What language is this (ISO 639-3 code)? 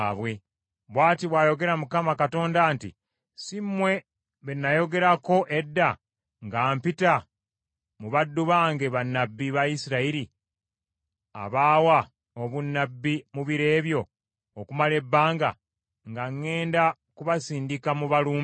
lug